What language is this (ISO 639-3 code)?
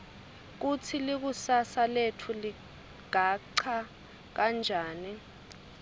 ssw